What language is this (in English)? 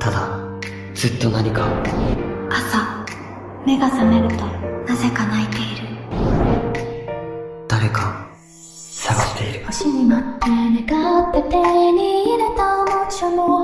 Japanese